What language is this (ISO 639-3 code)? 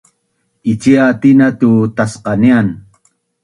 bnn